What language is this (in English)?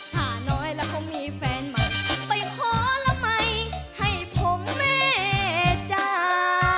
Thai